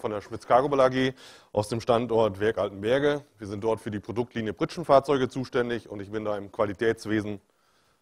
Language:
German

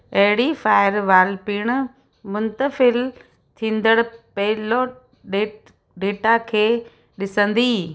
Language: Sindhi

